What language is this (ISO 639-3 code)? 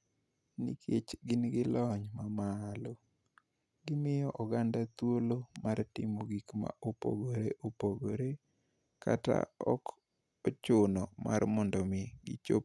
luo